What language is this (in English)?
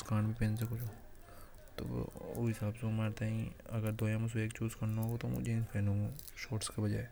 Hadothi